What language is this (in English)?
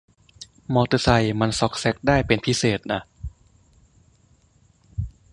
Thai